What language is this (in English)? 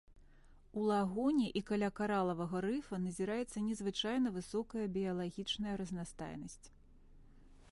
Belarusian